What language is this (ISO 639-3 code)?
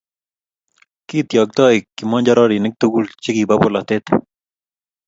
kln